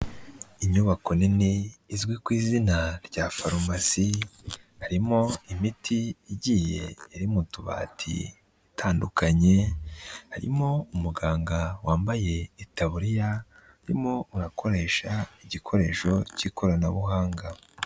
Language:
Kinyarwanda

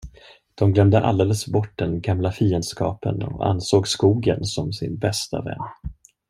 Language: Swedish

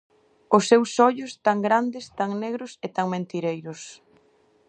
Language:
Galician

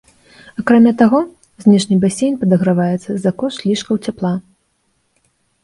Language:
Belarusian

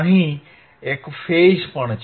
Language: Gujarati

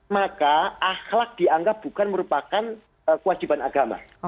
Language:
Indonesian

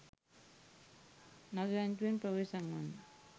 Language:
Sinhala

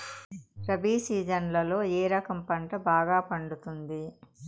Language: Telugu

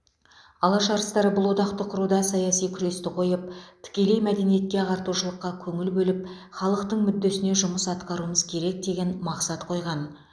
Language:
Kazakh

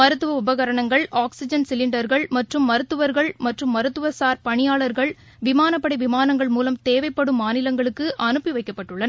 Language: Tamil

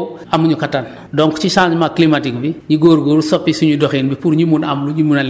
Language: Wolof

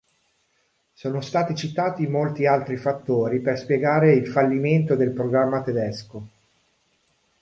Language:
Italian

